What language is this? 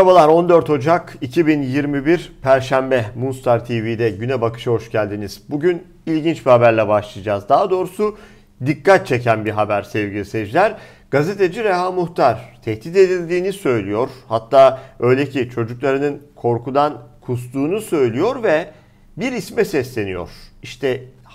Turkish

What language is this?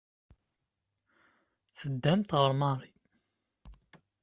Kabyle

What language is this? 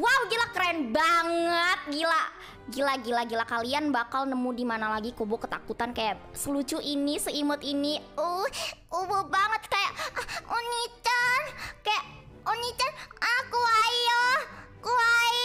Indonesian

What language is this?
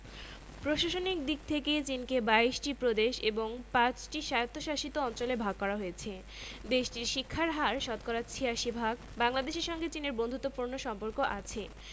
Bangla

